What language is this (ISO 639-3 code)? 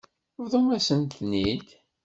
kab